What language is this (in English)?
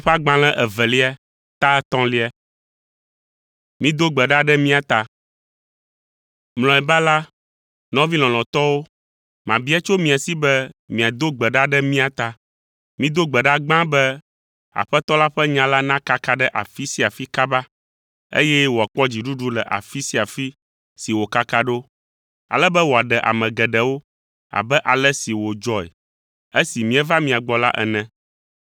Ewe